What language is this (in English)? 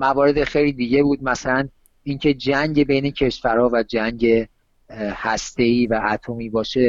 Persian